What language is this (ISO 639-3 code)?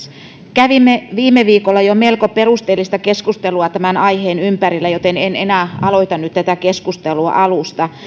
fin